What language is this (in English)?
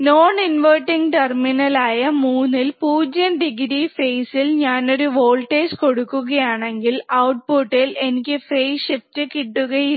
Malayalam